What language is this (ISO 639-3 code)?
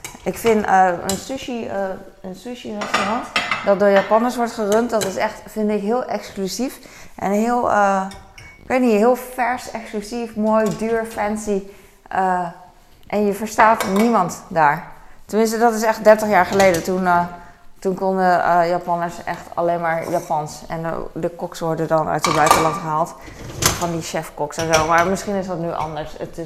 nld